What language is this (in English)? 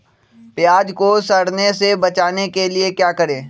Magahi